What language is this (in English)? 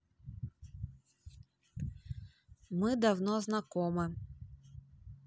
Russian